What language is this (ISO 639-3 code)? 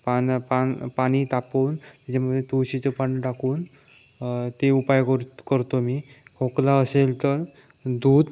mar